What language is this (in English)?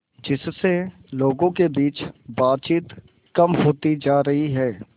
Hindi